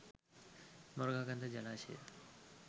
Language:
Sinhala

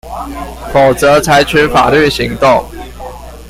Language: Chinese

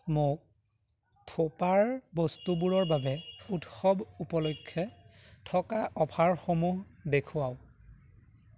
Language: Assamese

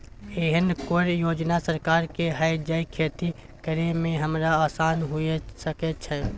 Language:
Maithili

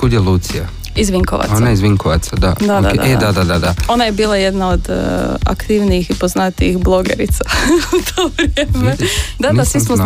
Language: Croatian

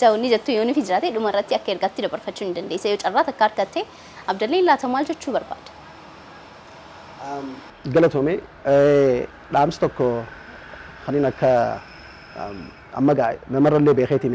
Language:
Arabic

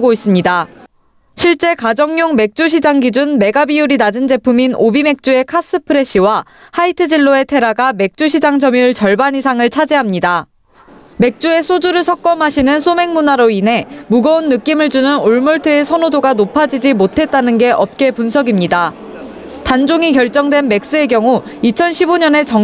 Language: Korean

